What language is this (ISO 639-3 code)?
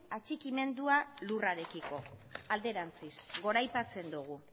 eus